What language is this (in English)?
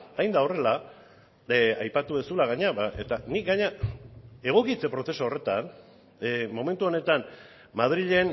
Basque